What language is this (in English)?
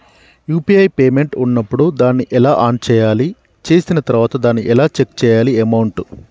Telugu